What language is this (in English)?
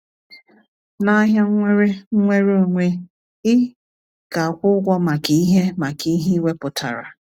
Igbo